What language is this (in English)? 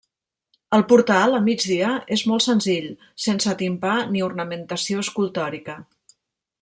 Catalan